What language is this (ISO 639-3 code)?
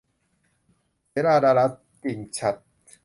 tha